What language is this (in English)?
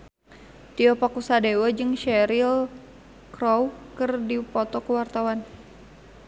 Sundanese